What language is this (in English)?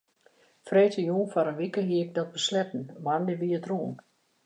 Western Frisian